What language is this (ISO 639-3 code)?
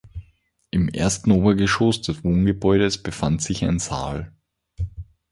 deu